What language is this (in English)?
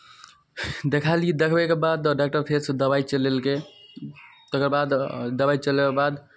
Maithili